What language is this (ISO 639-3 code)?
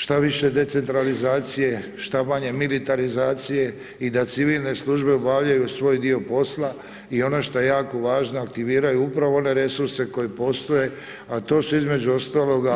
hrv